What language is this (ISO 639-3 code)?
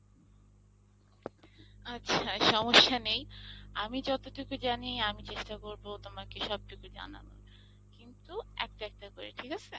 ben